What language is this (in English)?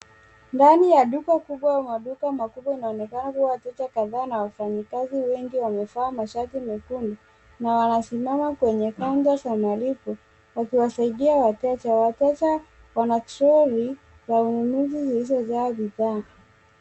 Swahili